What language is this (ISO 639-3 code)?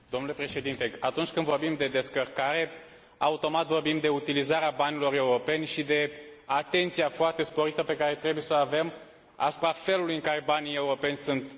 ron